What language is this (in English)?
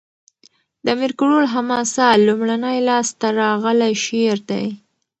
Pashto